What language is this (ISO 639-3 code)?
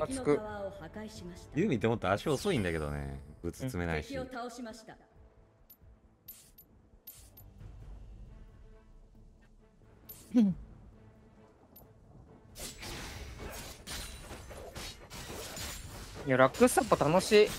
jpn